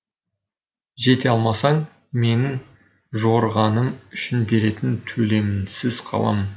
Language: Kazakh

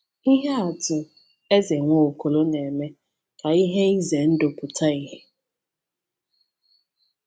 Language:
Igbo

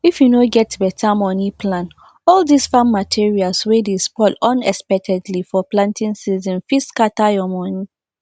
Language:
Nigerian Pidgin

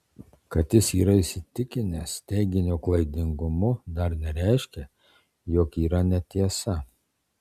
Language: Lithuanian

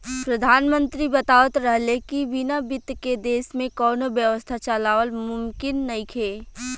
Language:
Bhojpuri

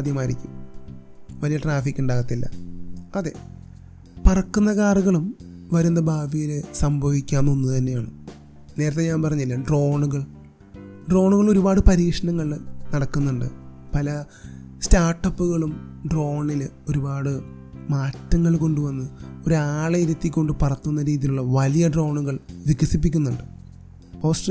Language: Malayalam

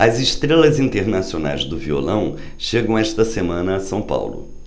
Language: Portuguese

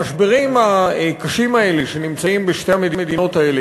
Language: Hebrew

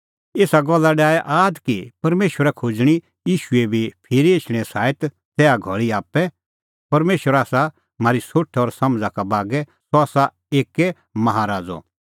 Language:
Kullu Pahari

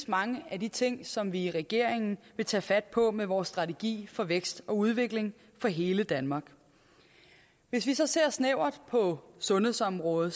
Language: Danish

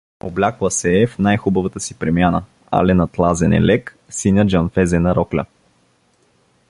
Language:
Bulgarian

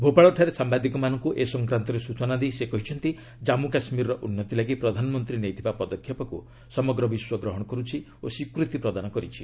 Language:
Odia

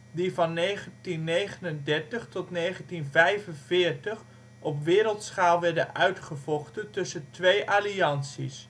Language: Dutch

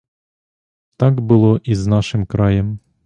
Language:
Ukrainian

